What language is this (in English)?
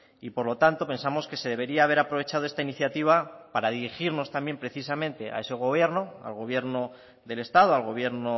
Spanish